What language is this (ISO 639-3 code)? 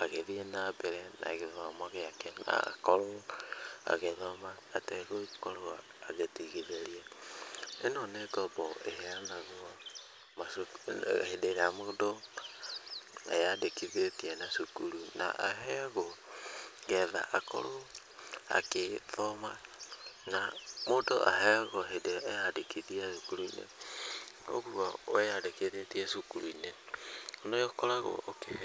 kik